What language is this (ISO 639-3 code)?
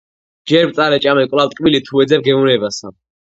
kat